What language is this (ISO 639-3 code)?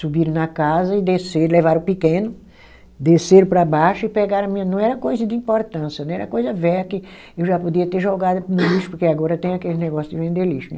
por